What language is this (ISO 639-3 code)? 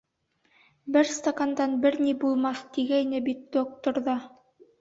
bak